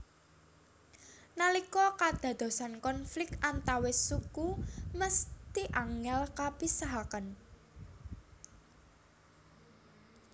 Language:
Javanese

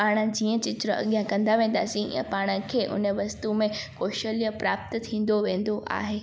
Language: Sindhi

